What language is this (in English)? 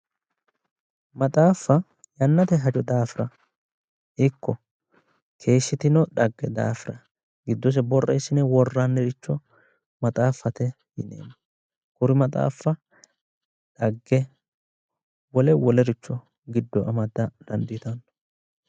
Sidamo